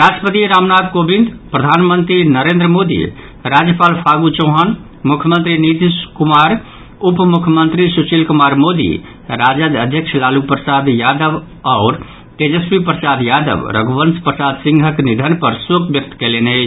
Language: Maithili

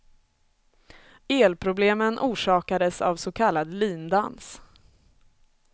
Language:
Swedish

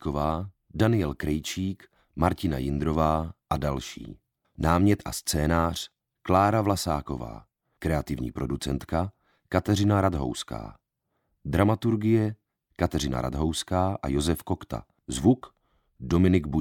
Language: Czech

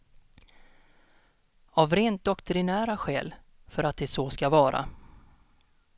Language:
Swedish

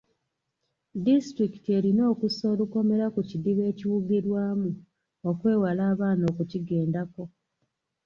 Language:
Ganda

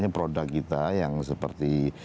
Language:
Indonesian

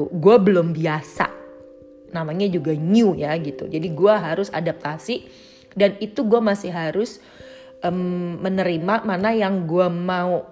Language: Indonesian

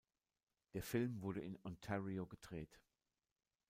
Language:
German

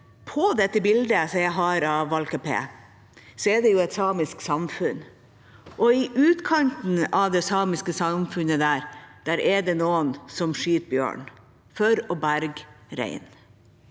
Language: Norwegian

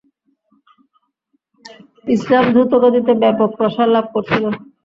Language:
Bangla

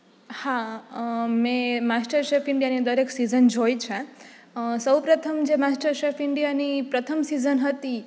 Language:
Gujarati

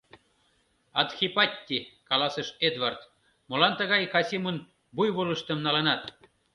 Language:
Mari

